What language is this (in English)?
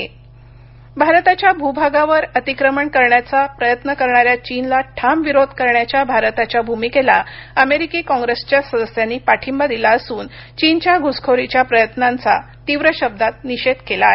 Marathi